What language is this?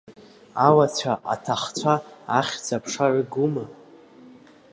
Abkhazian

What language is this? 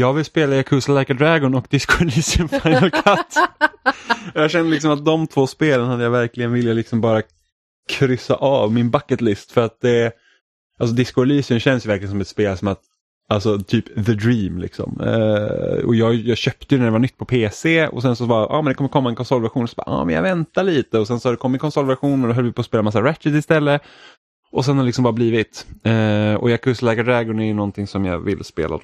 Swedish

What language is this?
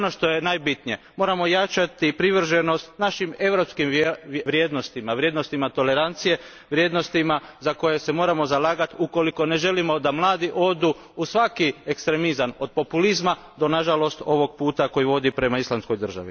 Croatian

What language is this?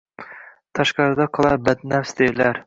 Uzbek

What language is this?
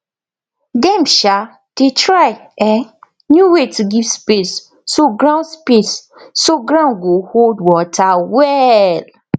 Nigerian Pidgin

